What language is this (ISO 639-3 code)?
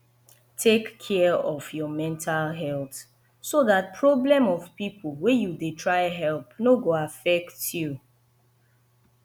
pcm